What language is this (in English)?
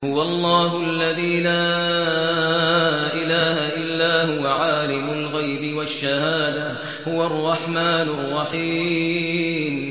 Arabic